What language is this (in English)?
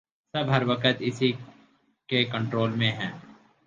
Urdu